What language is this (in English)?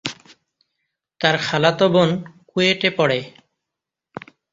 Bangla